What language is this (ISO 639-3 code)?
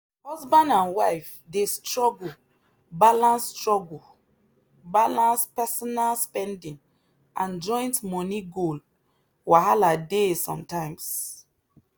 pcm